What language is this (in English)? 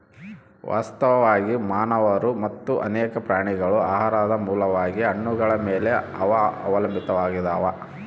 Kannada